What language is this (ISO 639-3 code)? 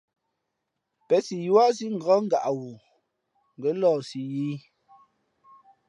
fmp